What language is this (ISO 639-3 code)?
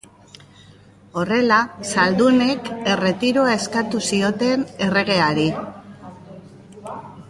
eus